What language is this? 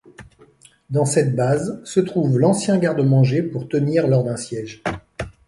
French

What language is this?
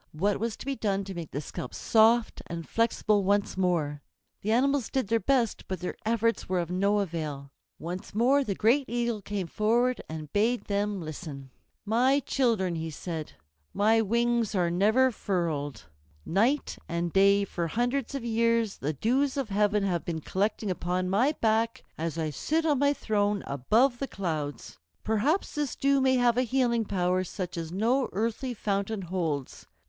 English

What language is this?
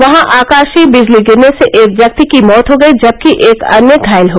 Hindi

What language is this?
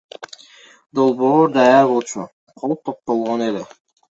Kyrgyz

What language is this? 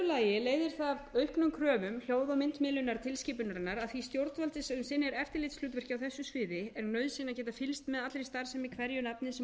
Icelandic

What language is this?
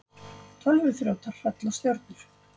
Icelandic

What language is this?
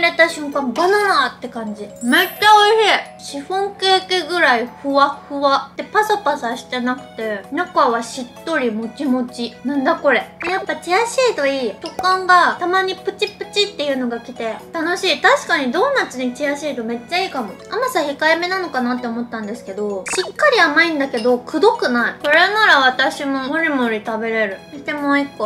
Japanese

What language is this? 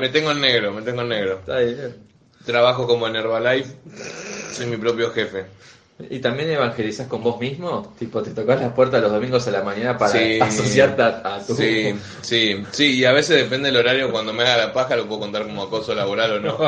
Spanish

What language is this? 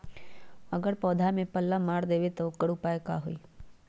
Magahi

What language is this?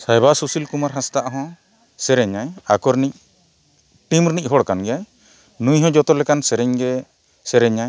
Santali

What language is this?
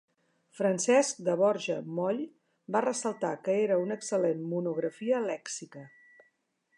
Catalan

